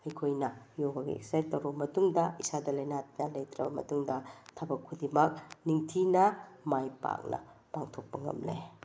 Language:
Manipuri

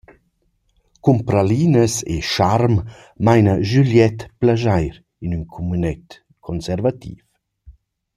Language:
Romansh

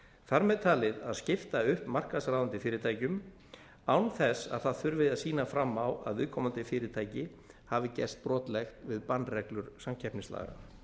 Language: Icelandic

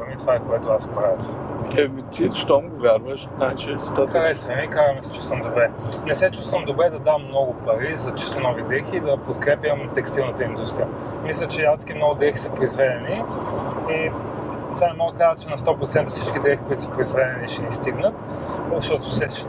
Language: Bulgarian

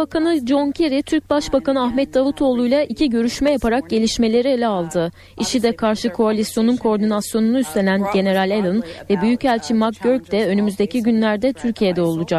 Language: Turkish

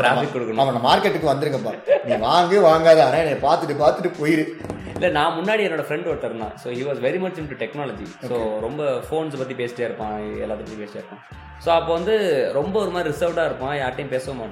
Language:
Tamil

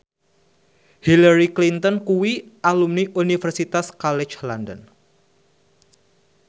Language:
Javanese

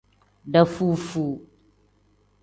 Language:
Tem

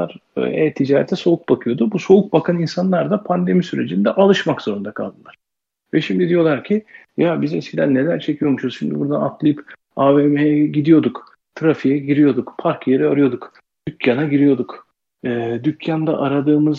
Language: Turkish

